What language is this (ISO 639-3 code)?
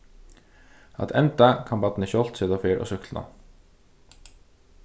fao